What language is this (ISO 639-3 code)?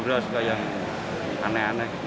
ind